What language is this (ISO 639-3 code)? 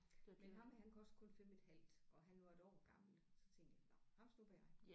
dan